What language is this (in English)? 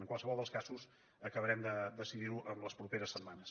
Catalan